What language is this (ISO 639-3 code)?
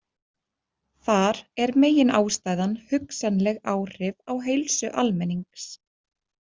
isl